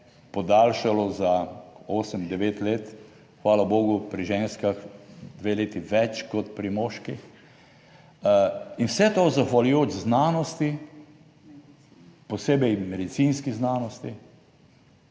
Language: Slovenian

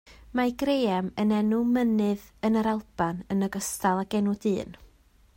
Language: Welsh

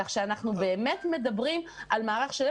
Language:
Hebrew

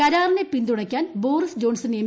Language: Malayalam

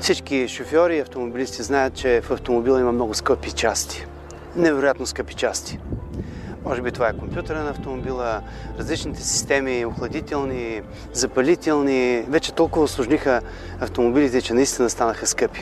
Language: Bulgarian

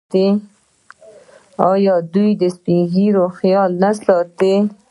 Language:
Pashto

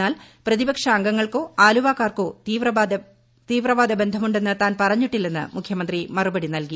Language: Malayalam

